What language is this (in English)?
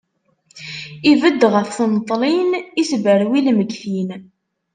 Kabyle